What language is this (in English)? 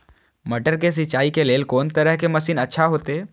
Maithili